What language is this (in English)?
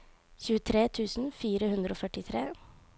Norwegian